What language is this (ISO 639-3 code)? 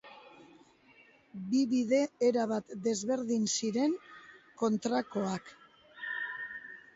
eus